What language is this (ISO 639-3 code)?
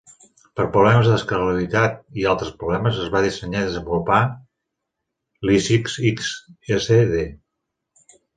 cat